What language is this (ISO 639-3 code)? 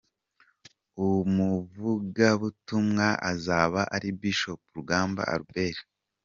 kin